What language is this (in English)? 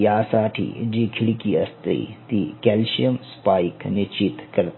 Marathi